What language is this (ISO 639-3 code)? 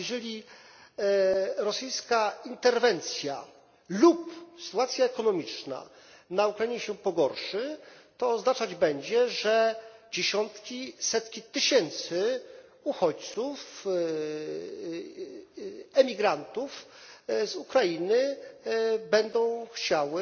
pol